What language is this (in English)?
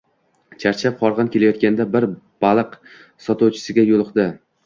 Uzbek